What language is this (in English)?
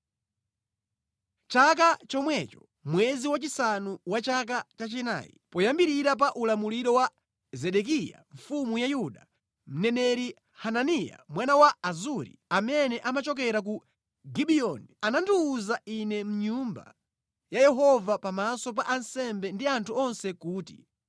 Nyanja